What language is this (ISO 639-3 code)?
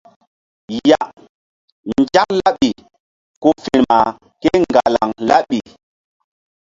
mdd